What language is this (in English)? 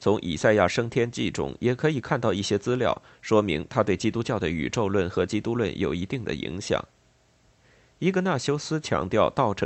Chinese